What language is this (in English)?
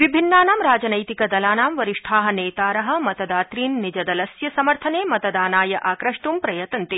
Sanskrit